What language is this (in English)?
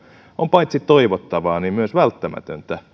Finnish